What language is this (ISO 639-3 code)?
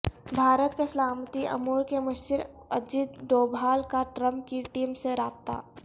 urd